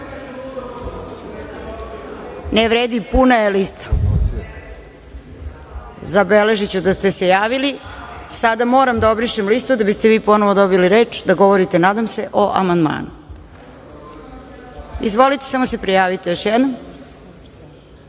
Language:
Serbian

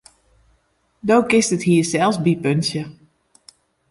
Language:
Western Frisian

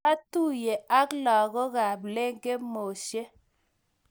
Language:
Kalenjin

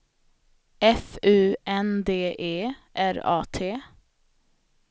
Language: Swedish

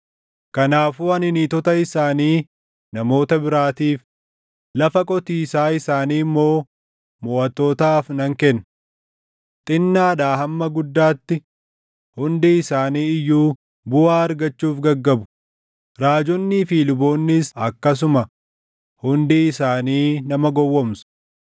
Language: Oromo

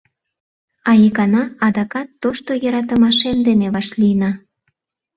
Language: Mari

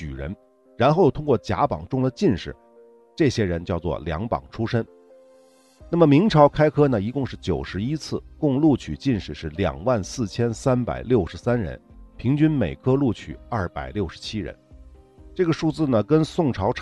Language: Chinese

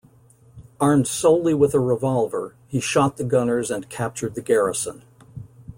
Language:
English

